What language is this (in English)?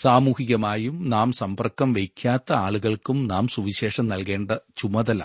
Malayalam